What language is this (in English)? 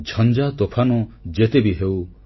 Odia